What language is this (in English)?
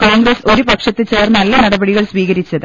Malayalam